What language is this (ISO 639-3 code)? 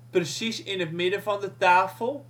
nld